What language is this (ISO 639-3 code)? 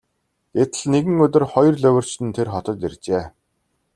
mon